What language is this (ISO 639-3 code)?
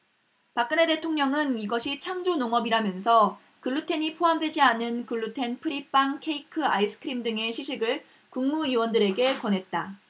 kor